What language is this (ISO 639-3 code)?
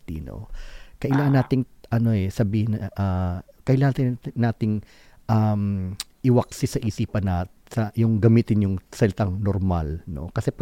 fil